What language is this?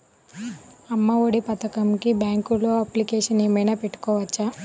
Telugu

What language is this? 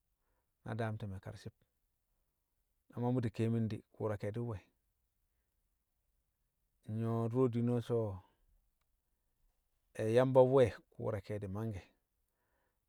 Kamo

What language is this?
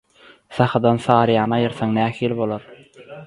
Turkmen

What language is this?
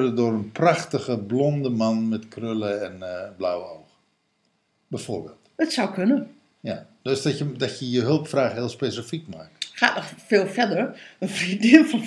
Dutch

